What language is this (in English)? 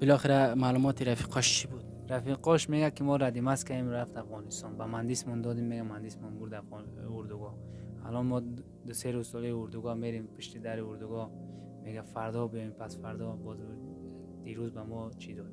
Persian